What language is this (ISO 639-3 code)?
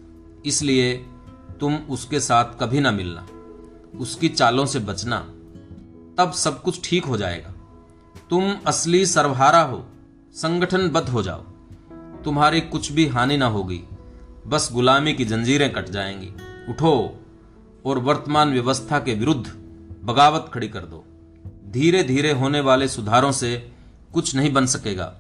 hin